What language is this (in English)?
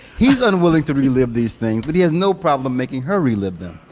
English